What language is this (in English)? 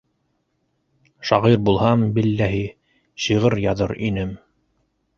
Bashkir